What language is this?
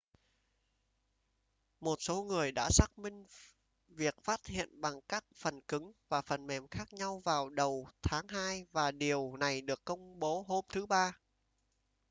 Vietnamese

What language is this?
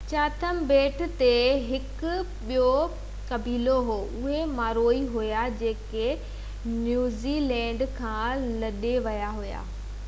Sindhi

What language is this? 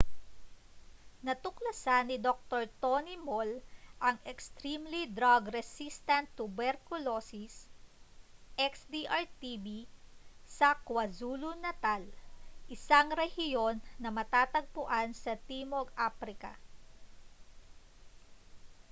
Filipino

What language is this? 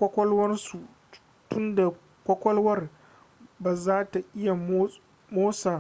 Hausa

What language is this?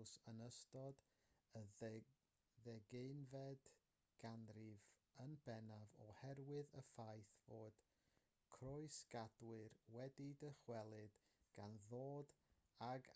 Welsh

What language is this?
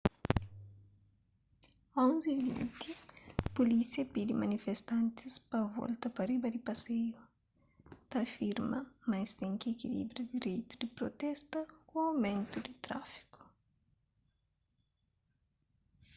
Kabuverdianu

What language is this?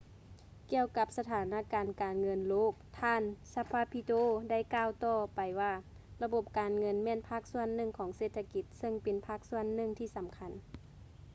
Lao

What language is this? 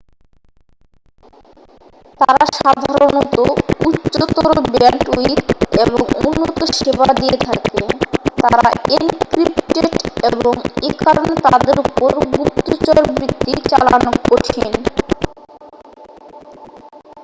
Bangla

